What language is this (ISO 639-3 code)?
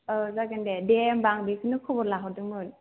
brx